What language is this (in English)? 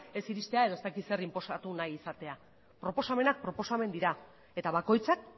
Basque